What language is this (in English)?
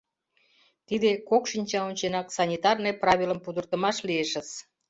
Mari